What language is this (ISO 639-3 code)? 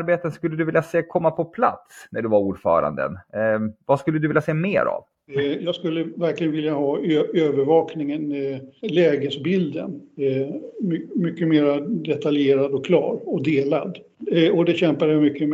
swe